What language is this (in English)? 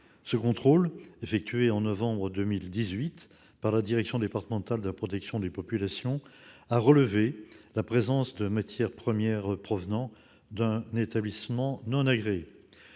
French